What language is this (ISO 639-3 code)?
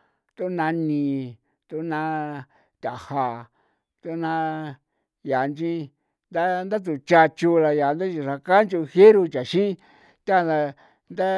pow